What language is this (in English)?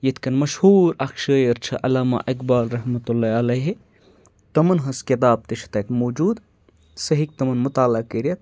Kashmiri